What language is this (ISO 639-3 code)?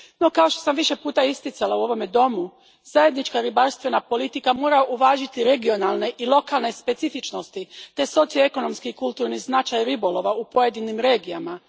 hrv